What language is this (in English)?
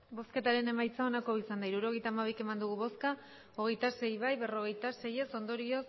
Basque